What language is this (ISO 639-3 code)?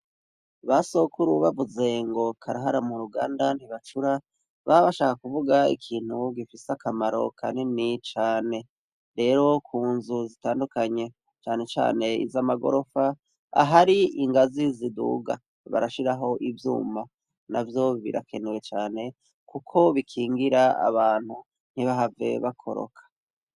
run